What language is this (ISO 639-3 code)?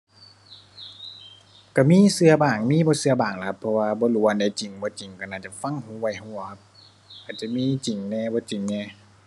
tha